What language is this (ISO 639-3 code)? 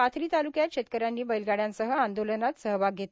mar